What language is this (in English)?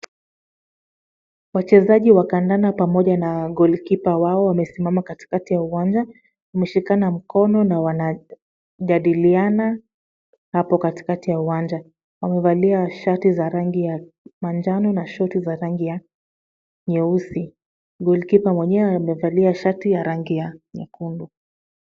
Swahili